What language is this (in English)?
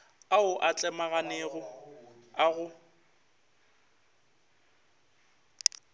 Northern Sotho